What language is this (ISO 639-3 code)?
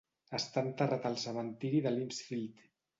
cat